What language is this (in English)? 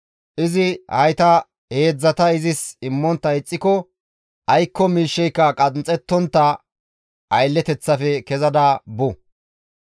Gamo